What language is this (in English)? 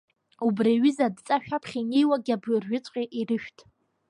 Abkhazian